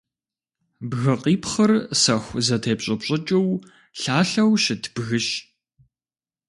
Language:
Kabardian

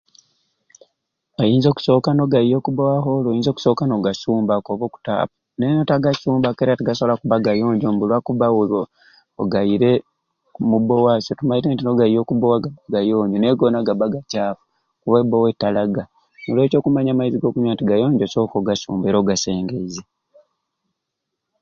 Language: Ruuli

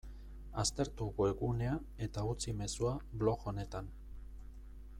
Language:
Basque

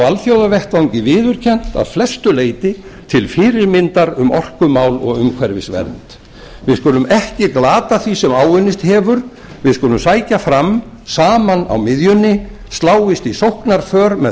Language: Icelandic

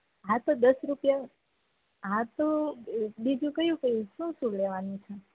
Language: Gujarati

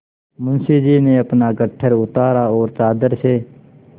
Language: Hindi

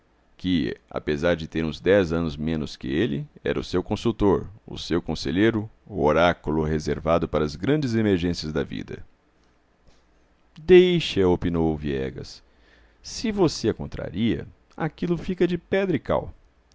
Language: Portuguese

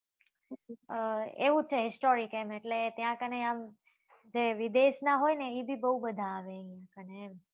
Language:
Gujarati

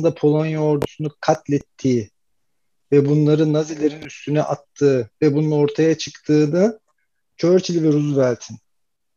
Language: Turkish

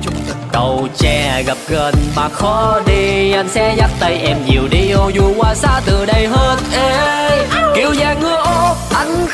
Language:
Vietnamese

